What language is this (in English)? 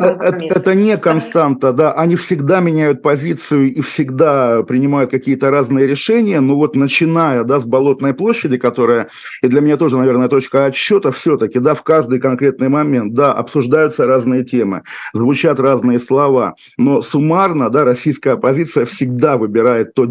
Russian